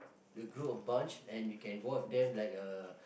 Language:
English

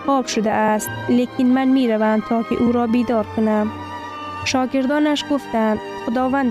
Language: Persian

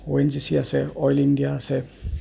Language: Assamese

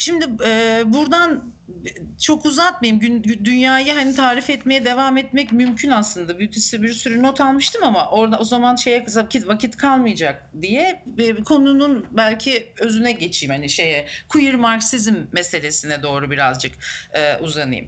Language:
Turkish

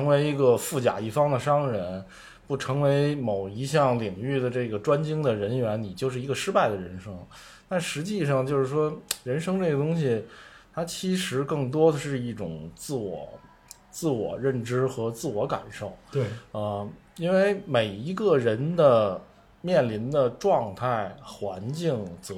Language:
Chinese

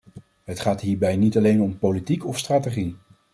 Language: Dutch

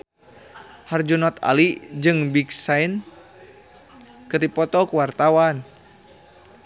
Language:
Sundanese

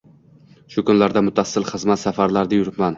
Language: Uzbek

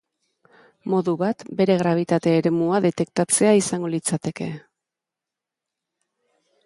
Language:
Basque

